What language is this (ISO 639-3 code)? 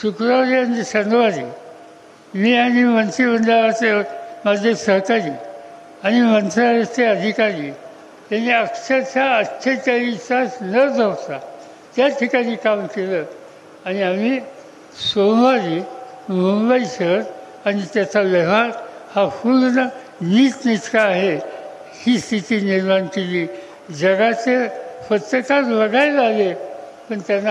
tur